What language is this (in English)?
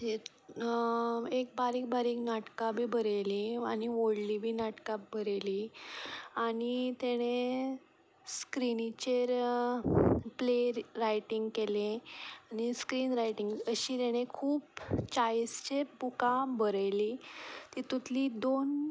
Konkani